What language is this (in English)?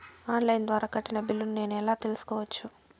Telugu